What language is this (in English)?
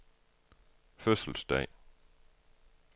Danish